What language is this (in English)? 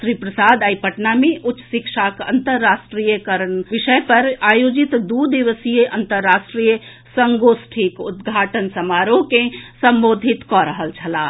Maithili